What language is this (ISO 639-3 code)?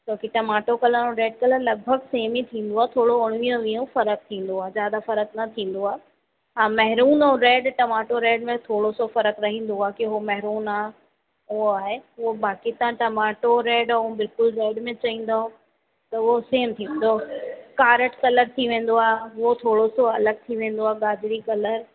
snd